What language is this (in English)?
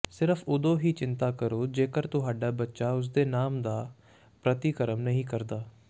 Punjabi